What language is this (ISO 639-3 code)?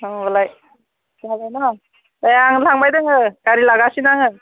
brx